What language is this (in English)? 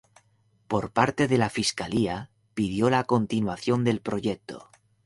Spanish